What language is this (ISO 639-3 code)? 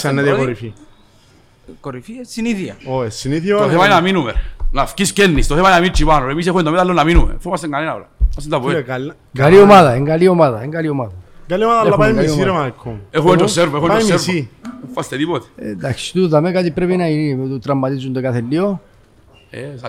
ell